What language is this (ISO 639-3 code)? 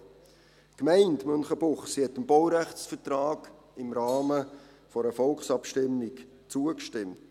gsw